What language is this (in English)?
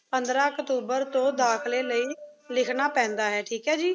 Punjabi